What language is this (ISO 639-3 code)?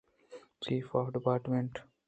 bgp